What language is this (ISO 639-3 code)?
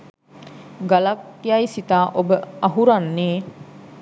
sin